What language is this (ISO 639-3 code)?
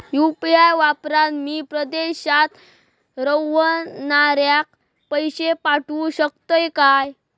mar